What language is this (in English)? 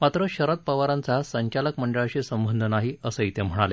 Marathi